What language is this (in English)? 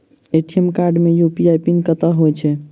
Maithili